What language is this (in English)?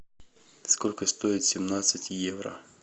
Russian